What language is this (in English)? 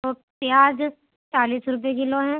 Urdu